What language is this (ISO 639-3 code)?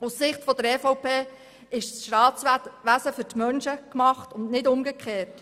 gsw